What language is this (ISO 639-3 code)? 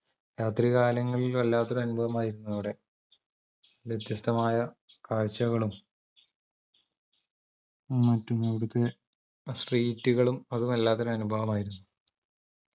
mal